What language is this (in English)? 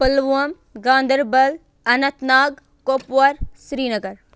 Kashmiri